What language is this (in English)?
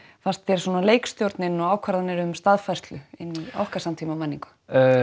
Icelandic